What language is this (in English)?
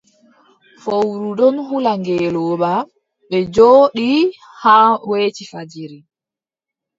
Adamawa Fulfulde